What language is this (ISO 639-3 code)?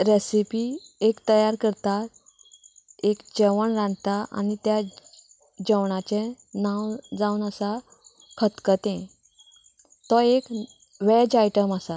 kok